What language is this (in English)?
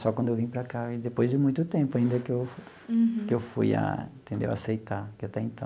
Portuguese